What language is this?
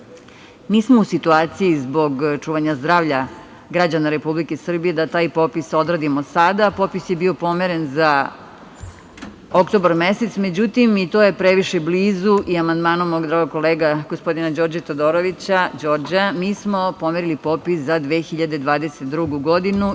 Serbian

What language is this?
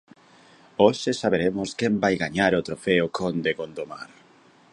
Galician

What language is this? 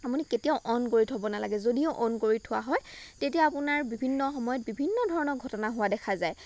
Assamese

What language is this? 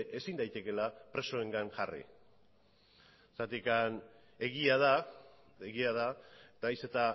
Basque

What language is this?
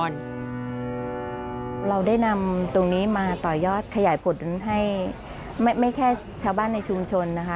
Thai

